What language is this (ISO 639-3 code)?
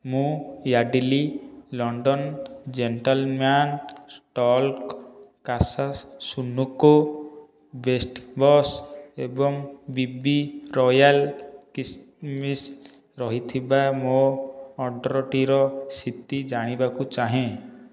ori